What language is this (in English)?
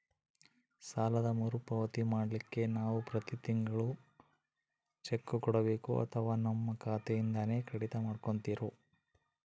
Kannada